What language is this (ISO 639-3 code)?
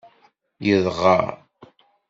kab